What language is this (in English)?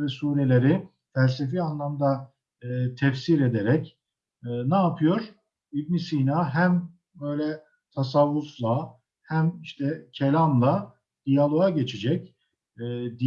Turkish